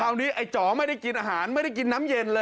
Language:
Thai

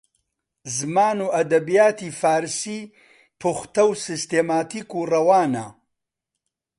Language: Central Kurdish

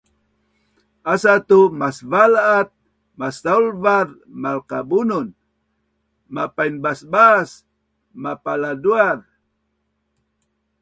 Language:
Bunun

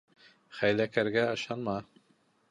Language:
Bashkir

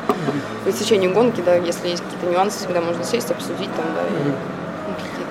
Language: Russian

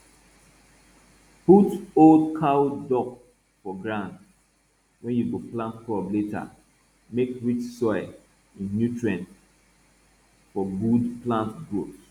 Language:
Nigerian Pidgin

